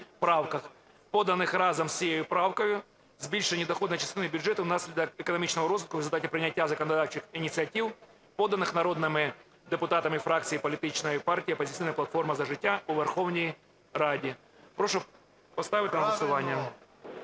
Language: Ukrainian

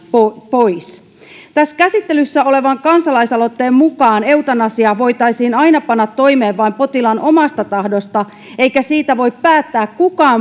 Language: Finnish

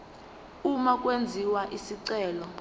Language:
Zulu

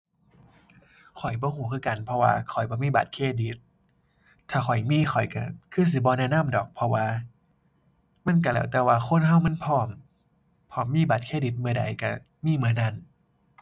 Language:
Thai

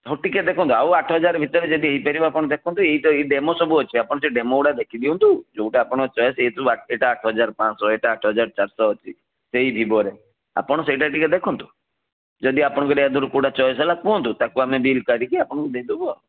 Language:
Odia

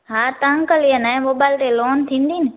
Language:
Sindhi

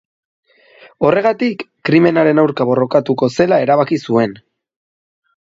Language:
Basque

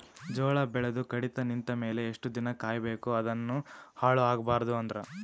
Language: Kannada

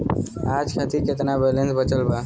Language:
Bhojpuri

